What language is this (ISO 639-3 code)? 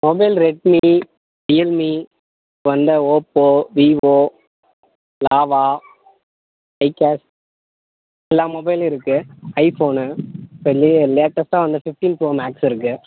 tam